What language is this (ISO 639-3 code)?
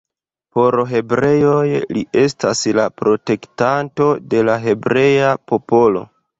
epo